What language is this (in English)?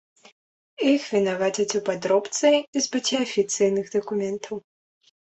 Belarusian